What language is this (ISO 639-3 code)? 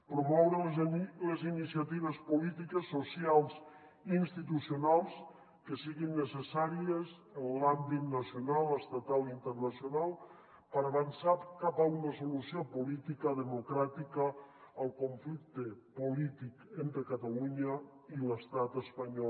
cat